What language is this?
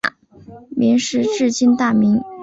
Chinese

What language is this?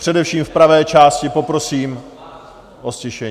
Czech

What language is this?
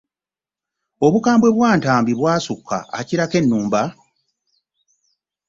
Ganda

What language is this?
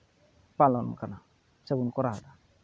Santali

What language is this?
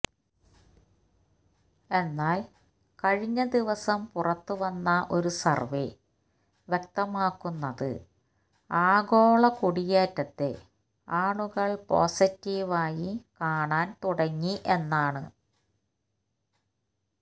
Malayalam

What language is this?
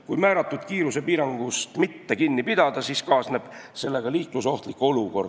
Estonian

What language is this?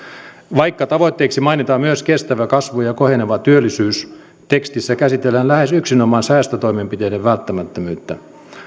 Finnish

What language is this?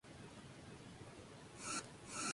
Spanish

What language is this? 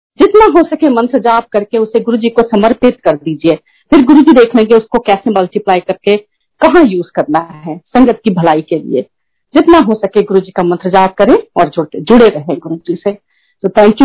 Hindi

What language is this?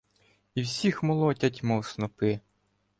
Ukrainian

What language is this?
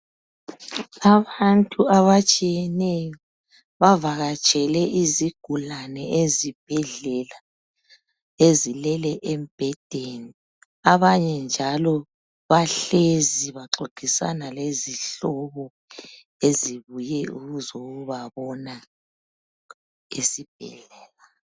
North Ndebele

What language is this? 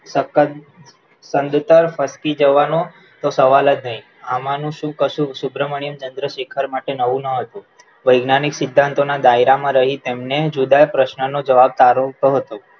Gujarati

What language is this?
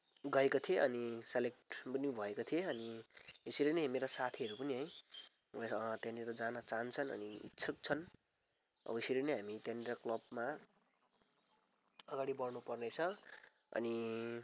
Nepali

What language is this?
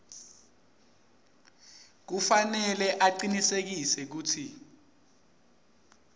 Swati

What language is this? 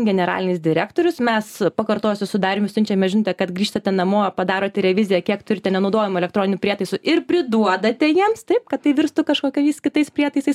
Lithuanian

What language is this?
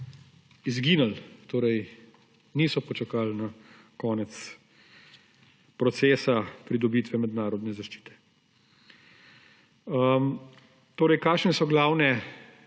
Slovenian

